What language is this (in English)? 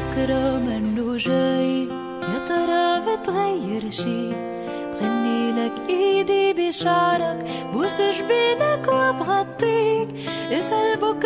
Arabic